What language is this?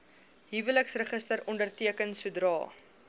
Afrikaans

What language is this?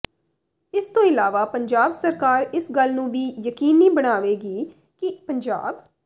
Punjabi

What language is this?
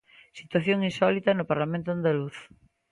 Galician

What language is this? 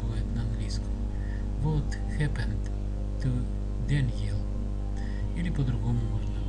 Russian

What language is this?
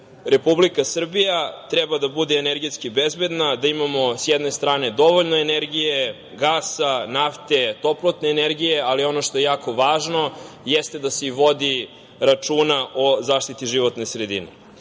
Serbian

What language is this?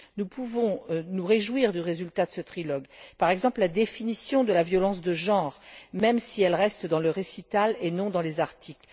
French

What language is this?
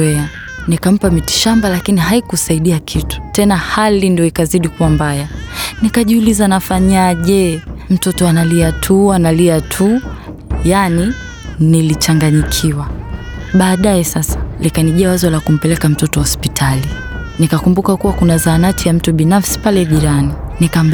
Swahili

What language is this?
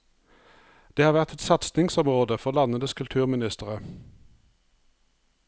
Norwegian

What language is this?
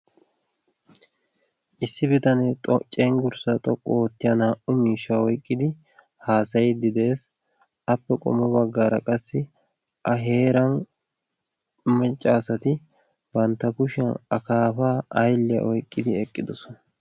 Wolaytta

